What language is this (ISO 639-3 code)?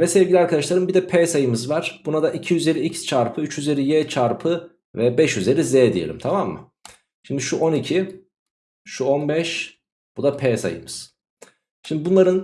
tur